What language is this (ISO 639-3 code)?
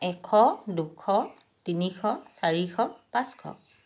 asm